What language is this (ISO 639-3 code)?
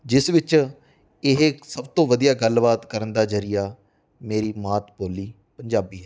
pan